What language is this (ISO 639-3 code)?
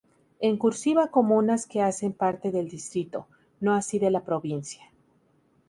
spa